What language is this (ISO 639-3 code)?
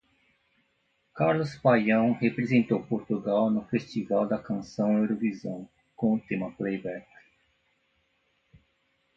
por